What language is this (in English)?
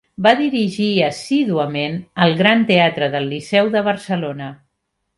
Catalan